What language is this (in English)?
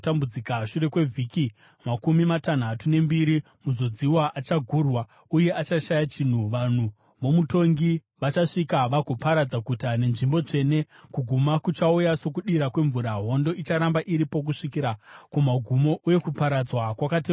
Shona